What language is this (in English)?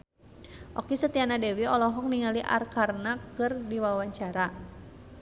Sundanese